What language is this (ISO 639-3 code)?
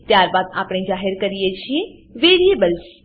guj